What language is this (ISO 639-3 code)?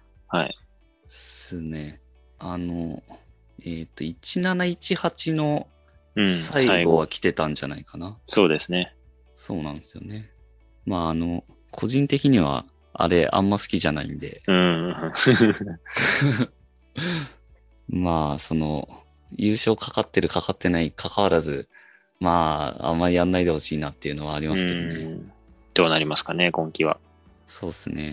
jpn